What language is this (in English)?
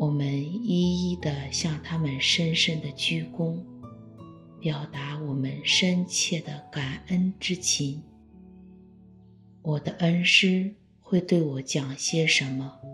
Chinese